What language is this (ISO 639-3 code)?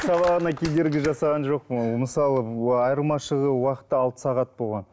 kaz